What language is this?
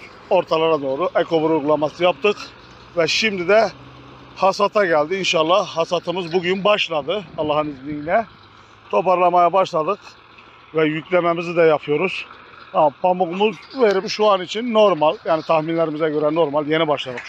Turkish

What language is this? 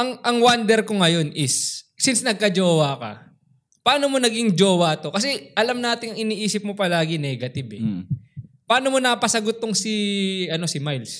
Filipino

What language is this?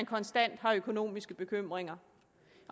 Danish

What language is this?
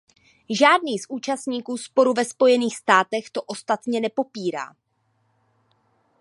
Czech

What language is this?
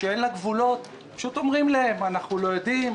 Hebrew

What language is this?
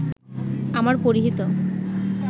Bangla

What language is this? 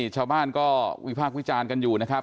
Thai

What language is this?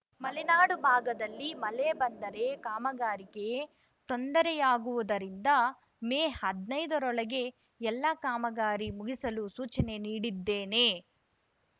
Kannada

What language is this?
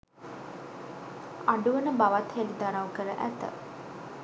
Sinhala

